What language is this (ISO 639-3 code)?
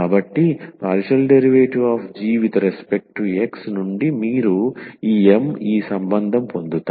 tel